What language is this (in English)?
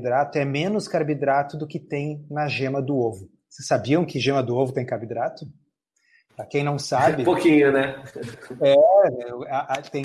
Portuguese